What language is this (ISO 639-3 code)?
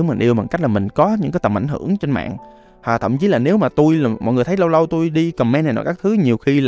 vie